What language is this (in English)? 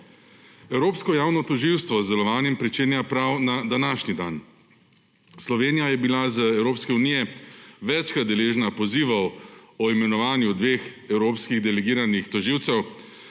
Slovenian